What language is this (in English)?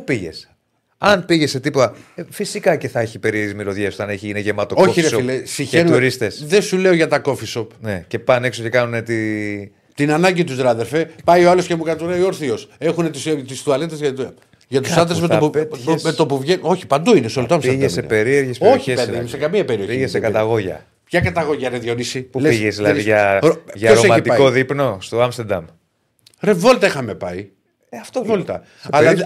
Greek